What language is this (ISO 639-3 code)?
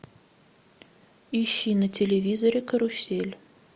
rus